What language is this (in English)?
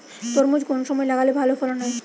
Bangla